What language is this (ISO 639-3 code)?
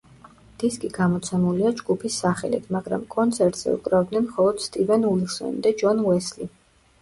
kat